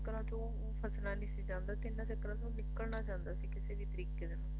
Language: Punjabi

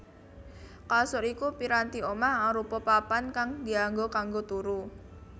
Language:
Javanese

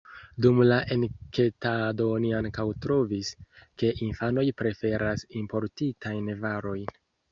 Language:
Esperanto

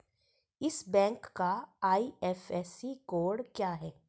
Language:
Hindi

